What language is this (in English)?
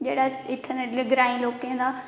Dogri